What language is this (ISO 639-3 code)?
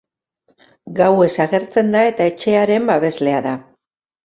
eus